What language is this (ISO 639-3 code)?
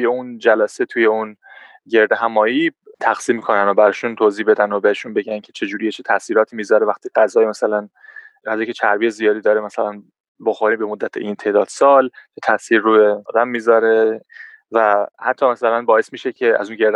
fas